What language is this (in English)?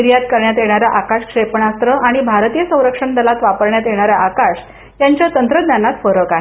Marathi